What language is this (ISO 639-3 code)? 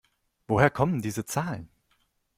deu